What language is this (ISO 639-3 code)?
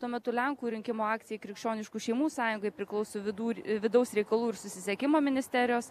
lit